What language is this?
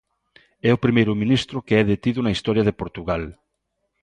Galician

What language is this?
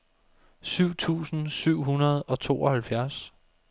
Danish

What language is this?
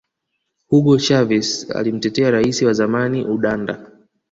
Swahili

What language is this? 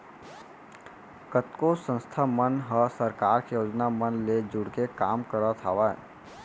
Chhattisgarhi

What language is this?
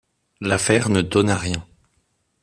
French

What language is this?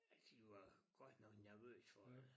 Danish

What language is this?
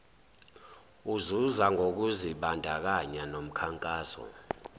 Zulu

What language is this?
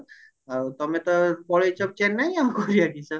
Odia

